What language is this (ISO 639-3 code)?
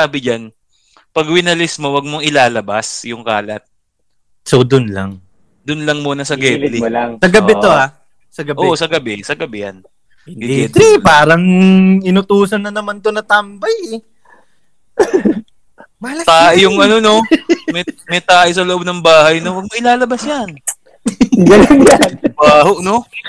fil